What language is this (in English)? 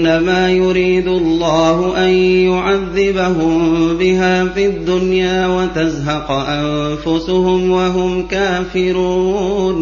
Arabic